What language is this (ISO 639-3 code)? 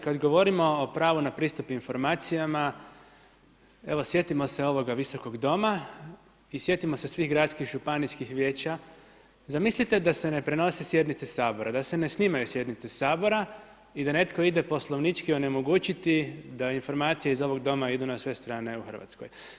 hrv